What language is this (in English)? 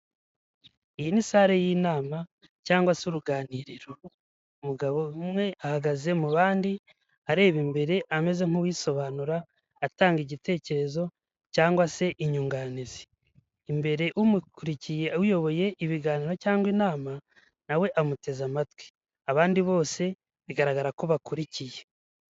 Kinyarwanda